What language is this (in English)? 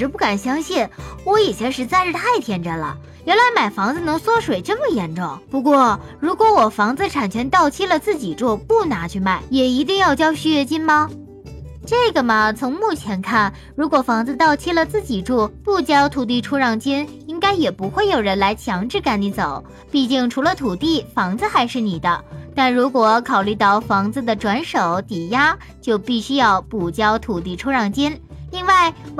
Chinese